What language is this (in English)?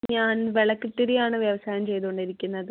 Malayalam